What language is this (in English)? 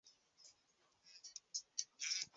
Swahili